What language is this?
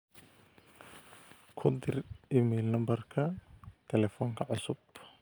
Somali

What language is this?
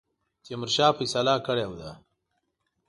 Pashto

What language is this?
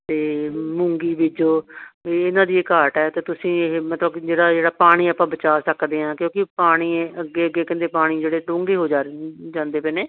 Punjabi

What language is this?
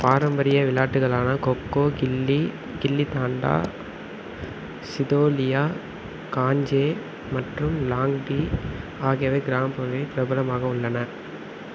Tamil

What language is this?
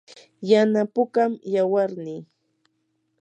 Yanahuanca Pasco Quechua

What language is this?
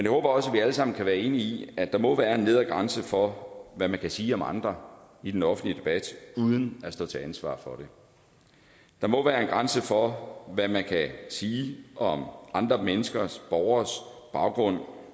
Danish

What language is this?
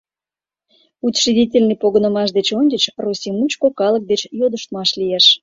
Mari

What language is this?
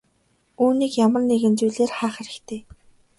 Mongolian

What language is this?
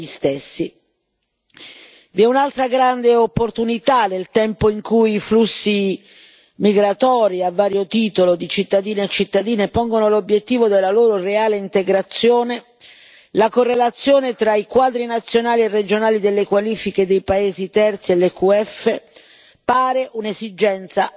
Italian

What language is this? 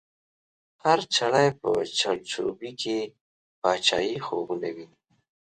Pashto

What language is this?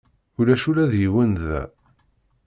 Kabyle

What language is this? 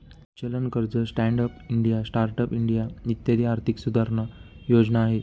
Marathi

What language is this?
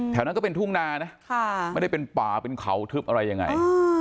Thai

